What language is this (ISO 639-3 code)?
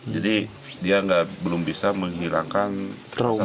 ind